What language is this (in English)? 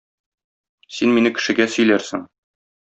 Tatar